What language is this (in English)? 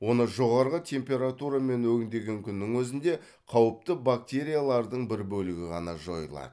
Kazakh